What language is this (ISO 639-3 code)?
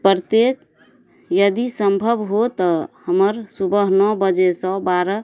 mai